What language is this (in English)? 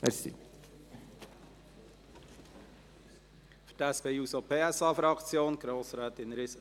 Swiss German